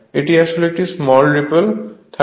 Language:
Bangla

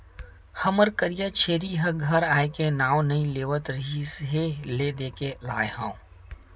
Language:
Chhattisgarhi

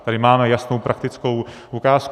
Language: Czech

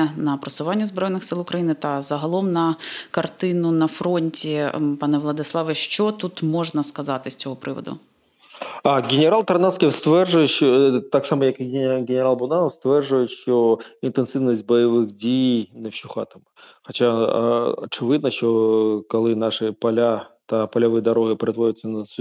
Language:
Ukrainian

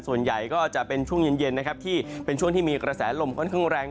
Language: Thai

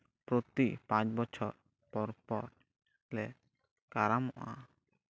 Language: Santali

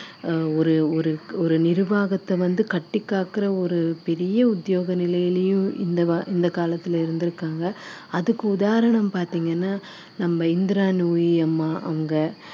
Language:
Tamil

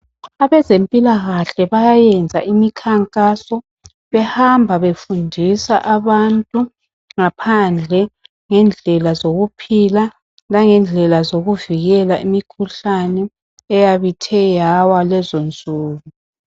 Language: North Ndebele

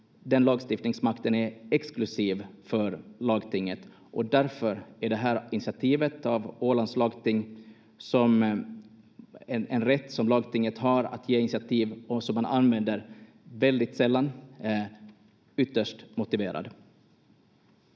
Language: Finnish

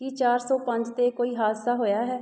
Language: Punjabi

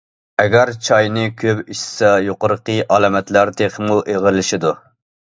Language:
Uyghur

